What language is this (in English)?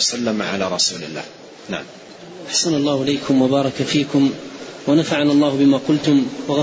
Arabic